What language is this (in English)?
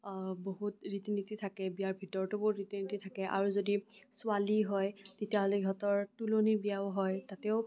Assamese